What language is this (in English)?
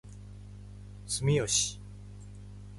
Japanese